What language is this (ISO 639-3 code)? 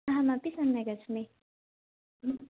san